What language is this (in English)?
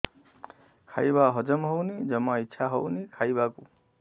Odia